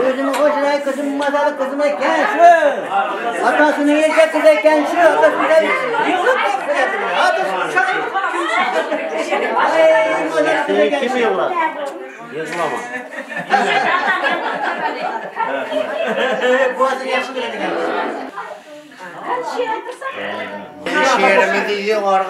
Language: Turkish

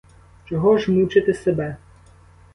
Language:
Ukrainian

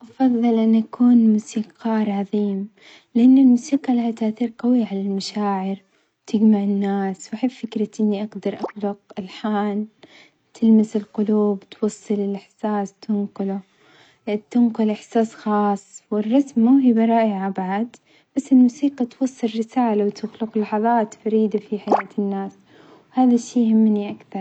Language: Omani Arabic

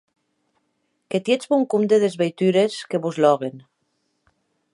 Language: Occitan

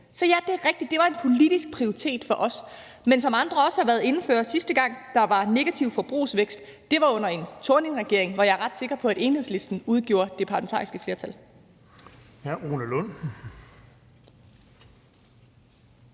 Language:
Danish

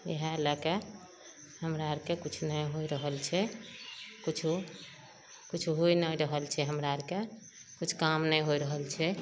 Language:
Maithili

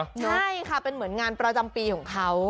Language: Thai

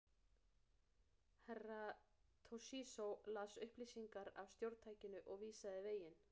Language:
Icelandic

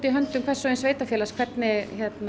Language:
Icelandic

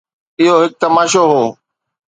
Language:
Sindhi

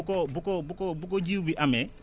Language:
Wolof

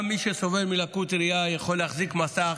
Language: Hebrew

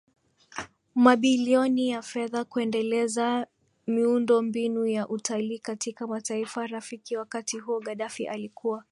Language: Swahili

